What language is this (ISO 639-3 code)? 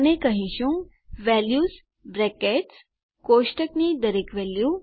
guj